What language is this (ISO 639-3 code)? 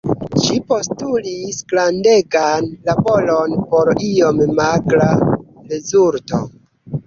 epo